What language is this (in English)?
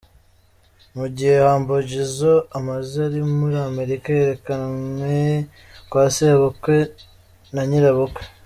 Kinyarwanda